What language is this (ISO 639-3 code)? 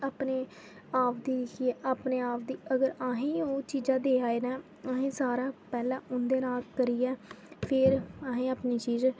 doi